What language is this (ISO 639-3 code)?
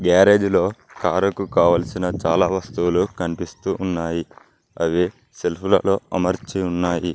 tel